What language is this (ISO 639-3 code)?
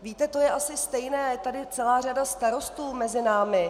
ces